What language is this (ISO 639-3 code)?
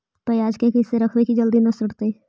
mag